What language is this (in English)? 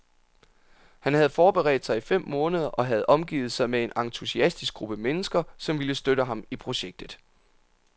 Danish